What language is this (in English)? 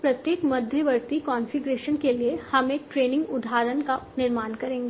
Hindi